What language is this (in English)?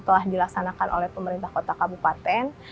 Indonesian